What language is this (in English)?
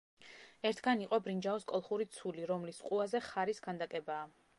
Georgian